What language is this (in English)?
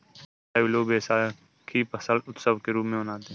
Hindi